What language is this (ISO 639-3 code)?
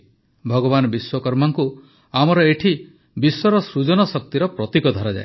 ori